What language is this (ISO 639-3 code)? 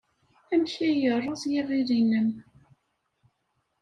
kab